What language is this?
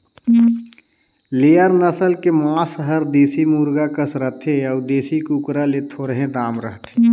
Chhattisgarhi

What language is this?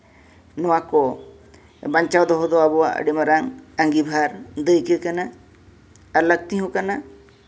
Santali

